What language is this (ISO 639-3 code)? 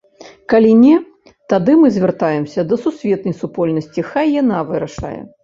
bel